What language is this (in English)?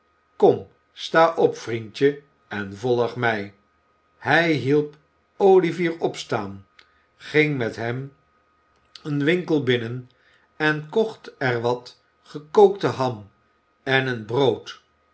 Dutch